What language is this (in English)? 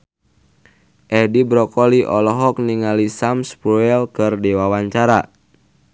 Sundanese